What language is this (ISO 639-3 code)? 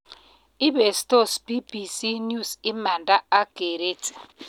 kln